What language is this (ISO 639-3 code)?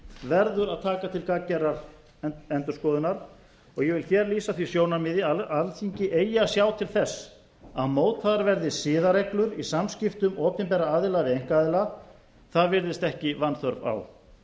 isl